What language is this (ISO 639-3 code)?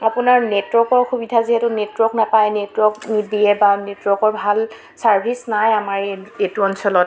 asm